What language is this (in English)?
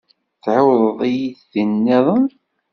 Kabyle